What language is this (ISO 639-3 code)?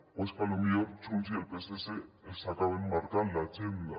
cat